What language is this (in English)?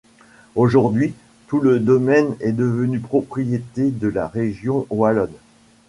French